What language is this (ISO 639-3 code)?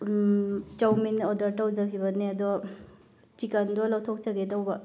mni